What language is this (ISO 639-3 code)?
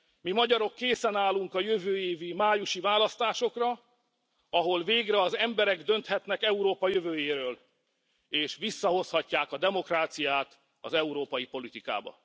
hun